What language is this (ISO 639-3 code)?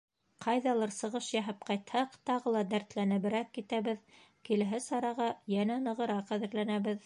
bak